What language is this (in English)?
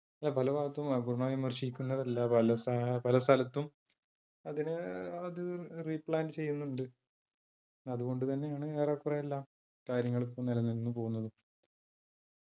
Malayalam